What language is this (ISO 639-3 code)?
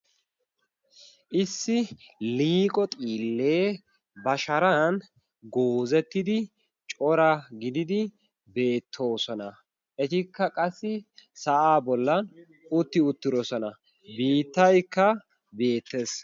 wal